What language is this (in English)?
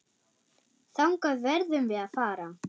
Icelandic